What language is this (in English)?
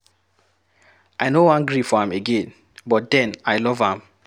Nigerian Pidgin